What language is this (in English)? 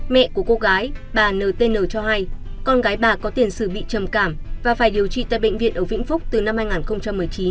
Vietnamese